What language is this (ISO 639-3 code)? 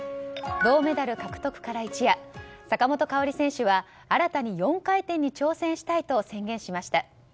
jpn